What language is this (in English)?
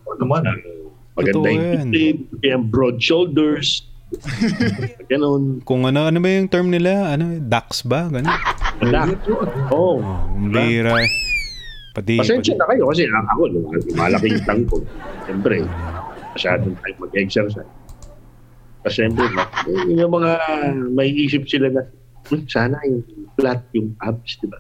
Filipino